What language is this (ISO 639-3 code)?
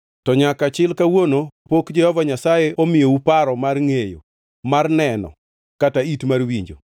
luo